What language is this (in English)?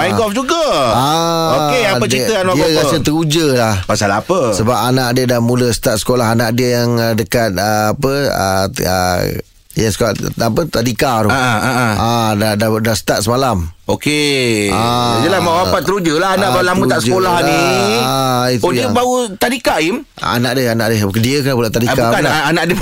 Malay